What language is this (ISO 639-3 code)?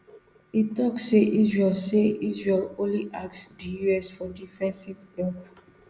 pcm